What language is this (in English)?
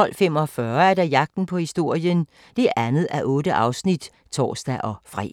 Danish